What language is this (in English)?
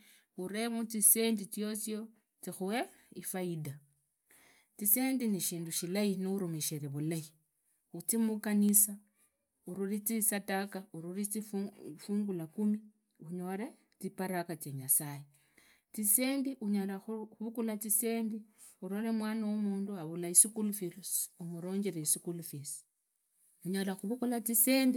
Idakho-Isukha-Tiriki